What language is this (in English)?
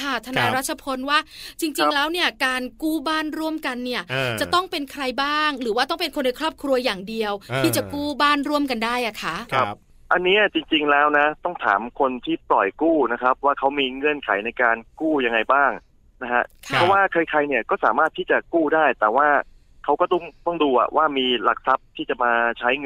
Thai